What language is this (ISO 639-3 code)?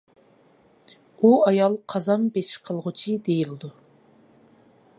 uig